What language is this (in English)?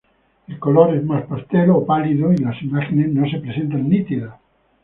Spanish